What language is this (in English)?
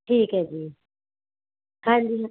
Punjabi